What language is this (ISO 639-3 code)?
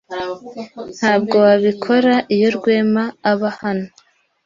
kin